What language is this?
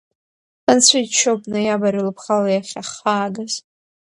Abkhazian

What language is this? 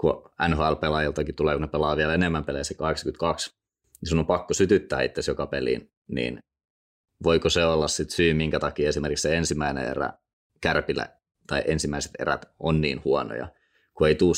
Finnish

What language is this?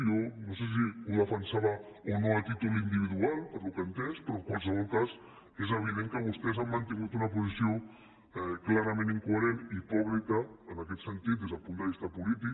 Catalan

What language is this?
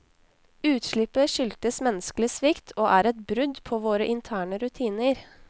Norwegian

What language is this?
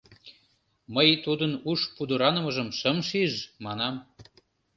Mari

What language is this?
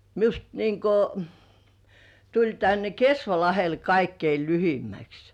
Finnish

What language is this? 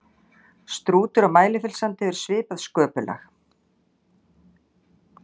Icelandic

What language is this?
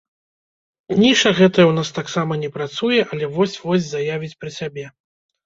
Belarusian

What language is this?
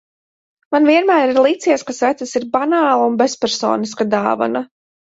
Latvian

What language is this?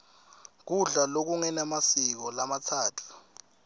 Swati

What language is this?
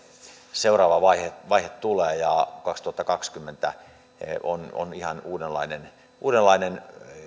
Finnish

